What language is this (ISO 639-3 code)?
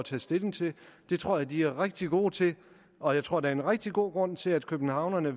dan